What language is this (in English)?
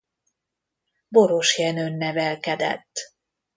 Hungarian